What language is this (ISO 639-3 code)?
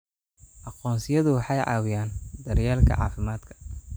som